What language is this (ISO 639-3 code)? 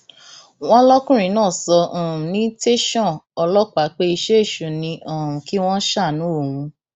yor